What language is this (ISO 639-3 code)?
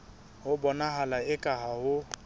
sot